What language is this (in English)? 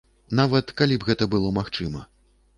Belarusian